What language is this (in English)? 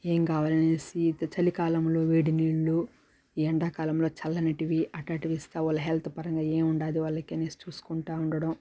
Telugu